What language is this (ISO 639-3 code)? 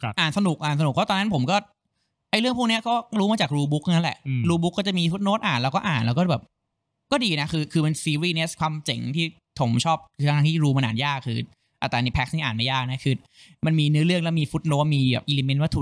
tha